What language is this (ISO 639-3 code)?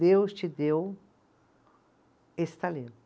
por